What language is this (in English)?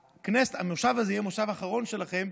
Hebrew